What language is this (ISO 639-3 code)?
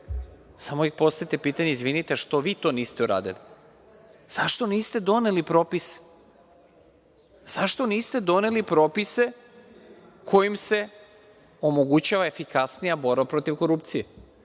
srp